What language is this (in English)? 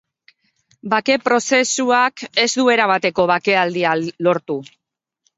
Basque